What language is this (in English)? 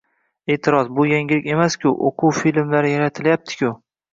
Uzbek